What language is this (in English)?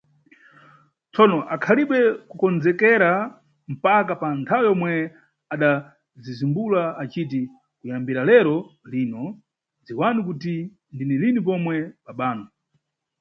Nyungwe